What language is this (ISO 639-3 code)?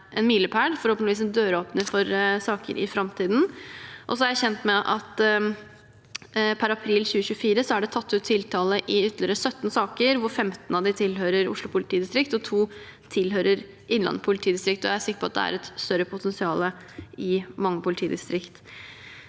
nor